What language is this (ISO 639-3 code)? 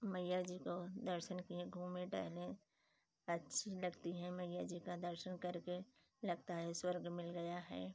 hin